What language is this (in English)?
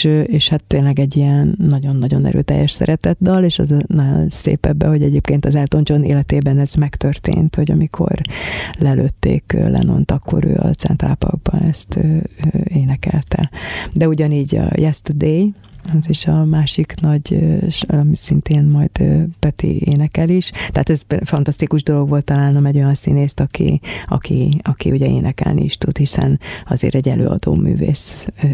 Hungarian